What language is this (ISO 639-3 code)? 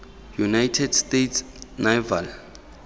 tsn